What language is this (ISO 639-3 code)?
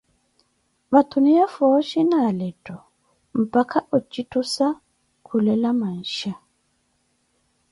eko